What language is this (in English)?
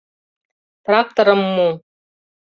Mari